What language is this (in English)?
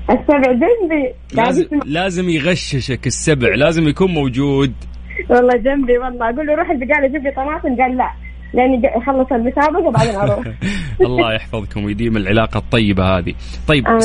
Arabic